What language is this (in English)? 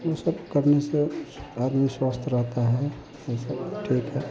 Hindi